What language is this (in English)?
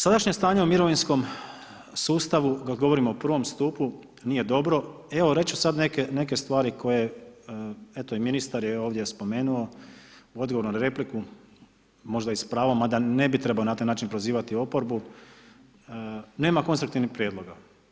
Croatian